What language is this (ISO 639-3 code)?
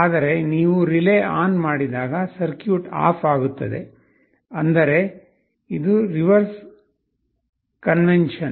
kan